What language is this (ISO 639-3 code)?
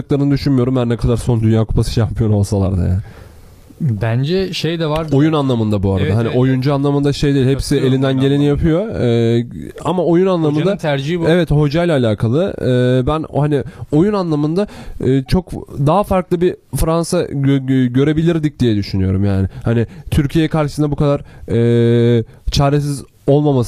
tur